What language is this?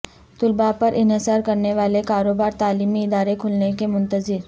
Urdu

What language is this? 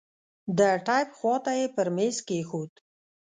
Pashto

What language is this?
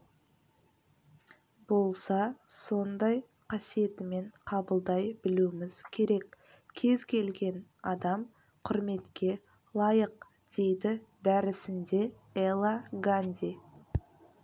Kazakh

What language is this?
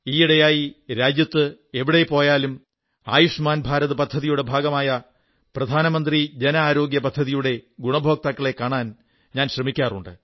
Malayalam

